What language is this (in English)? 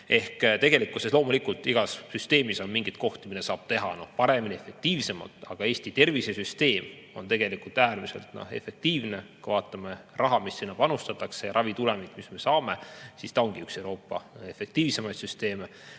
Estonian